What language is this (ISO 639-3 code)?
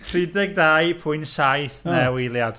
cym